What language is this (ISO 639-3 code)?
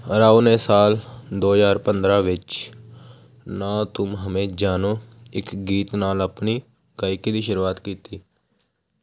pan